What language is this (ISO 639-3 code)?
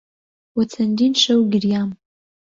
ckb